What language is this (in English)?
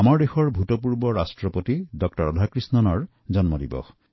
Assamese